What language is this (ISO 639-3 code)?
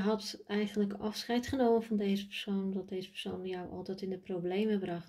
nld